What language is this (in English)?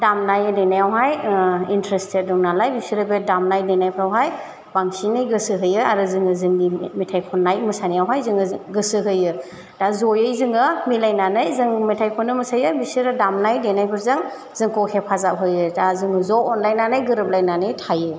Bodo